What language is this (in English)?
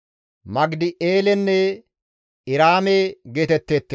Gamo